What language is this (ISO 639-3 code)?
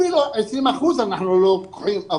heb